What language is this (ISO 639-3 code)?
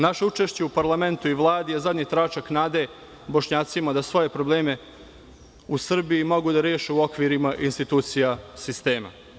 srp